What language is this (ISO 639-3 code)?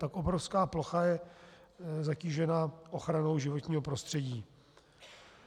ces